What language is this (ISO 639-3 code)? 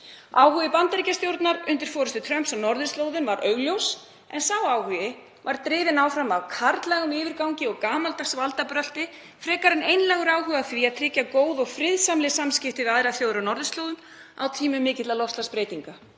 isl